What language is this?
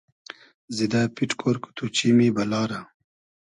Hazaragi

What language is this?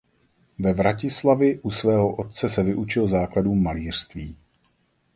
Czech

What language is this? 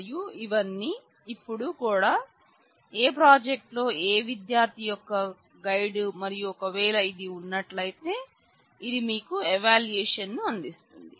Telugu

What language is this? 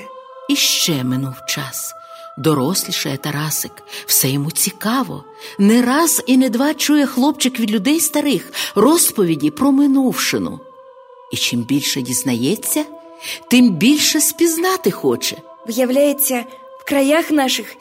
Ukrainian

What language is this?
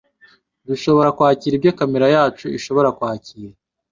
Kinyarwanda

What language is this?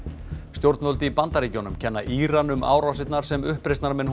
Icelandic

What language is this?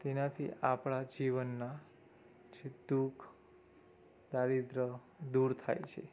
Gujarati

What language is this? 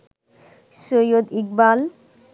Bangla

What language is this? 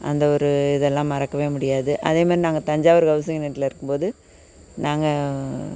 Tamil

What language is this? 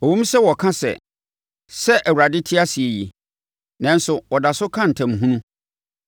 Akan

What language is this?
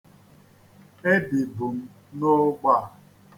Igbo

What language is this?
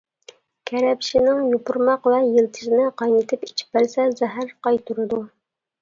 Uyghur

